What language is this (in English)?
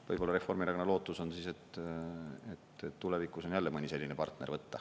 Estonian